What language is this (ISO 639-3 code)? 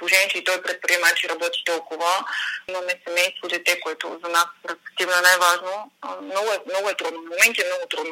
bul